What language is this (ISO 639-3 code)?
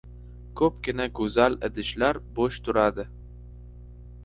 uzb